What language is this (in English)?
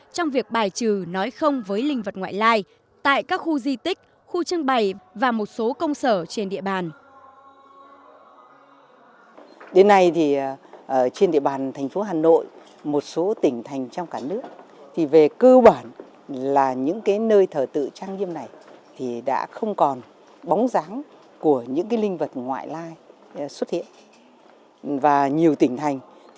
Vietnamese